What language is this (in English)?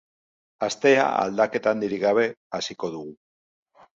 Basque